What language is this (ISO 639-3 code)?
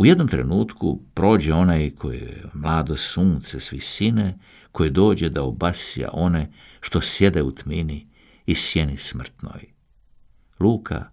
hrv